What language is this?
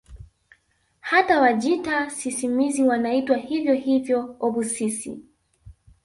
Swahili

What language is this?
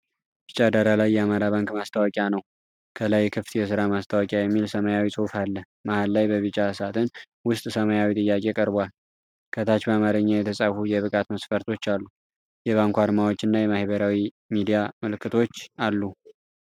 Amharic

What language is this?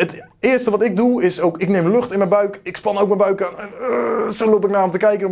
Dutch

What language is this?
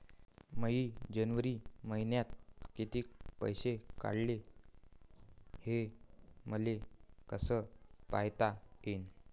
Marathi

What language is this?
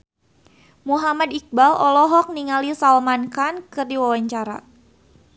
Sundanese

